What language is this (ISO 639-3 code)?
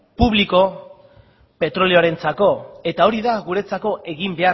eus